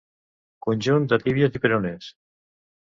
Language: Catalan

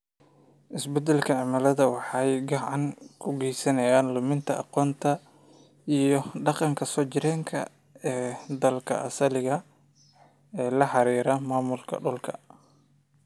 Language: Somali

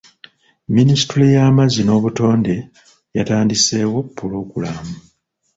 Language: Ganda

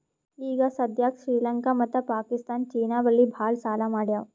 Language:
Kannada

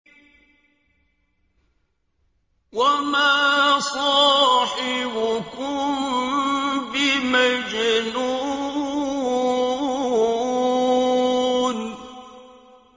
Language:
Arabic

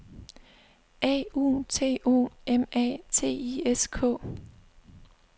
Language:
Danish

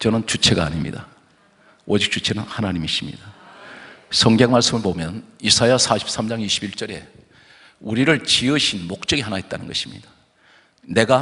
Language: Korean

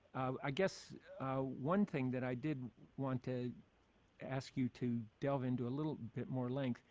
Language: English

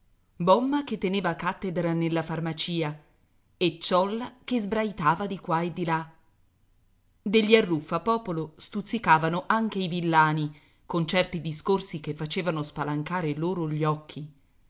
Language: Italian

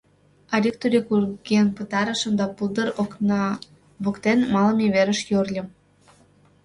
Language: Mari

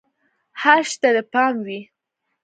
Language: Pashto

